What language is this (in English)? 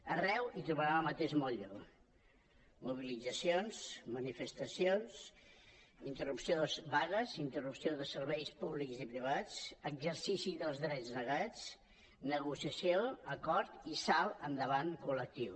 Catalan